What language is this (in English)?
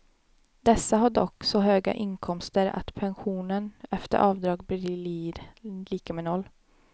Swedish